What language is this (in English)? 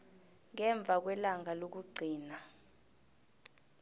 South Ndebele